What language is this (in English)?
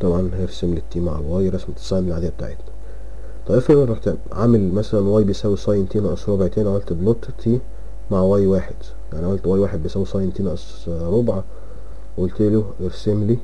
Arabic